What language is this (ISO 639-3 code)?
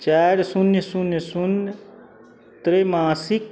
mai